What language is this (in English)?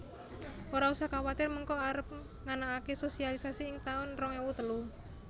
Javanese